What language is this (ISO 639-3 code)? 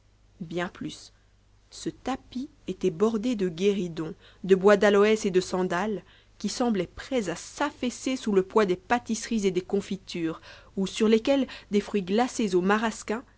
fra